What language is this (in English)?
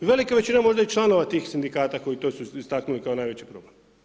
Croatian